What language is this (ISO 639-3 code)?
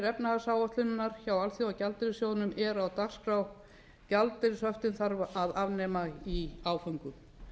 isl